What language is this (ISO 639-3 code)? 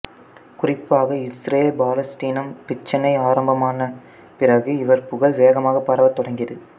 tam